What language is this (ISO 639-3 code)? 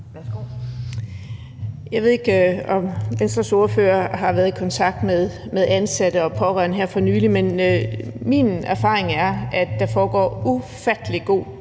dan